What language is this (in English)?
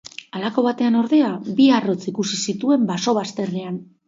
Basque